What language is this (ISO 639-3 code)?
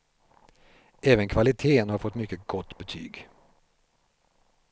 swe